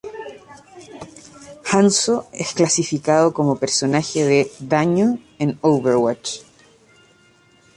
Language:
Spanish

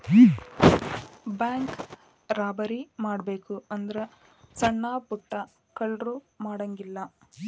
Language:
Kannada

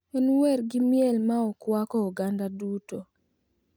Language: Luo (Kenya and Tanzania)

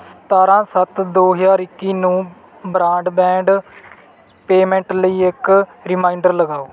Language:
Punjabi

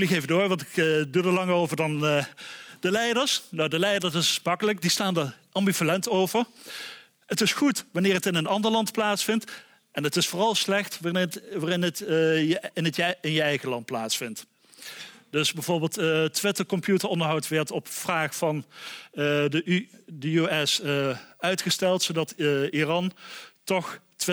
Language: Dutch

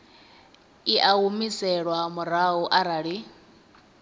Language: Venda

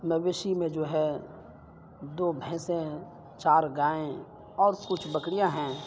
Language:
Urdu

